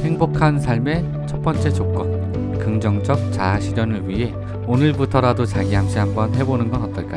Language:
Korean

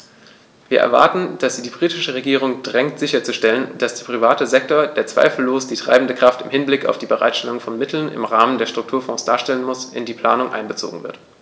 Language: German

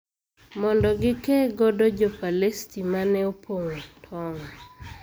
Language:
Luo (Kenya and Tanzania)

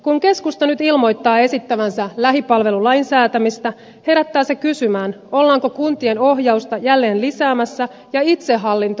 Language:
Finnish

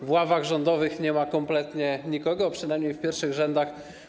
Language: Polish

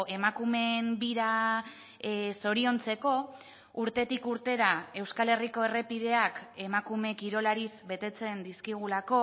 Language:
Basque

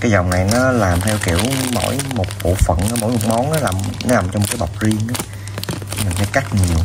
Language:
Vietnamese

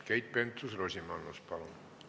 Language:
Estonian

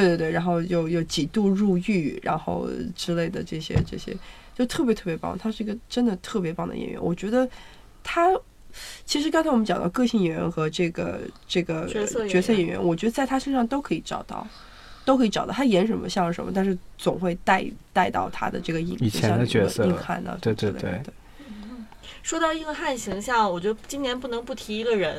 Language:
Chinese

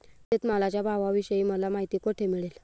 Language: Marathi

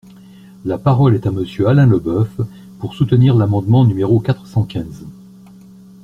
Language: French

